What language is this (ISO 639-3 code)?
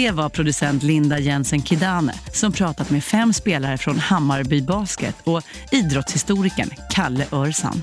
swe